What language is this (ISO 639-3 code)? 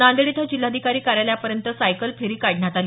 mar